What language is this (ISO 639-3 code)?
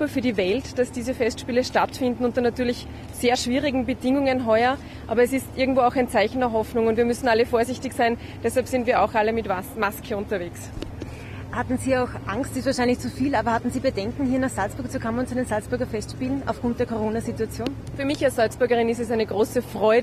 deu